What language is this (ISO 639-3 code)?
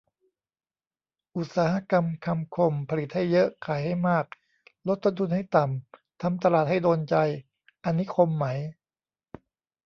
tha